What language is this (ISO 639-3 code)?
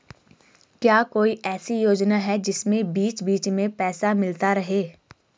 hin